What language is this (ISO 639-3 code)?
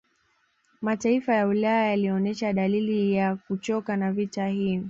swa